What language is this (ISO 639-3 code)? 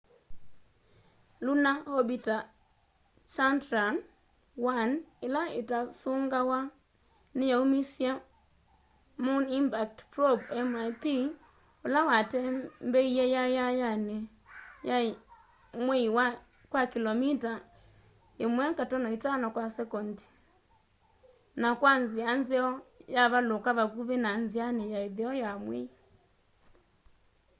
kam